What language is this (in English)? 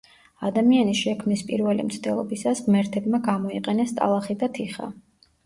Georgian